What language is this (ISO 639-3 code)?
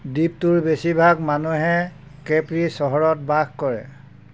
asm